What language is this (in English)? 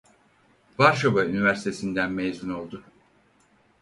Turkish